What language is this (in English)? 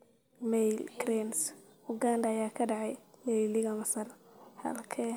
Somali